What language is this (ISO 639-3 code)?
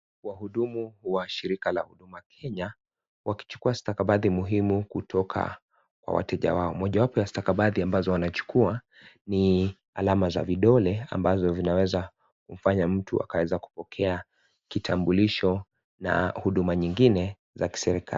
swa